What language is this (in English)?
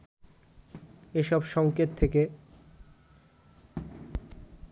Bangla